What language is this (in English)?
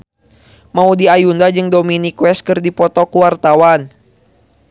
Sundanese